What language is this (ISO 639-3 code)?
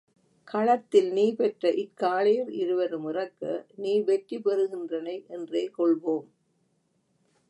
tam